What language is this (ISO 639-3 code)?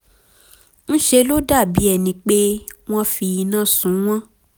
yor